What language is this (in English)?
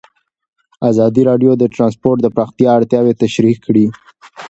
Pashto